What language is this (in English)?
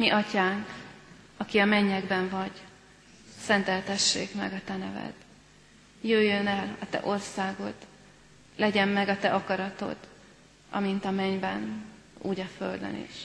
Hungarian